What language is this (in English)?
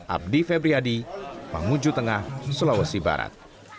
Indonesian